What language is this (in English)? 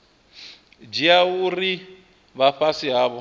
Venda